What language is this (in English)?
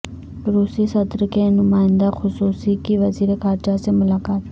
Urdu